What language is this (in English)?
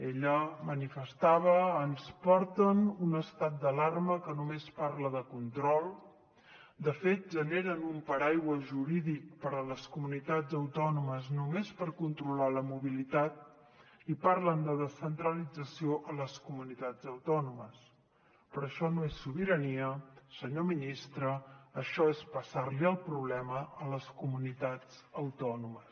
Catalan